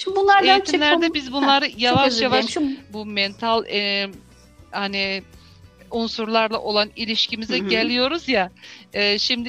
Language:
Turkish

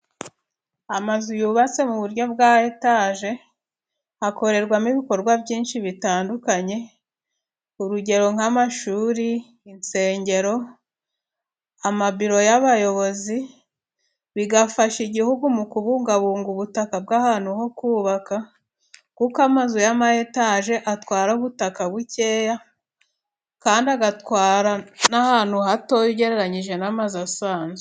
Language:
Kinyarwanda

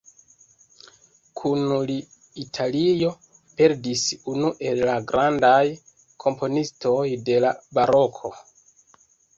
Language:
Esperanto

